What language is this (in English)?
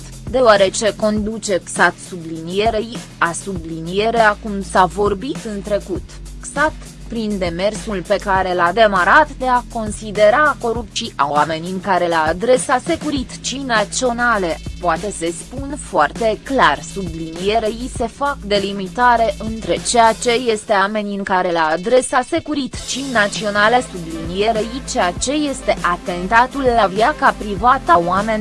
Romanian